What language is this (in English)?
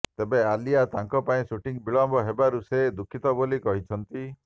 Odia